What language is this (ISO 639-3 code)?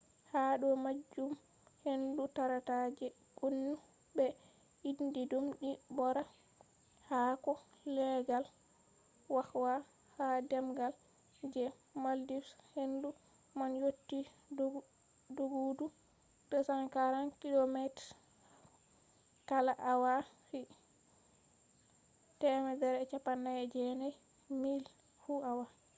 ful